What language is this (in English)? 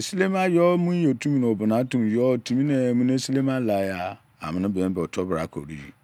Izon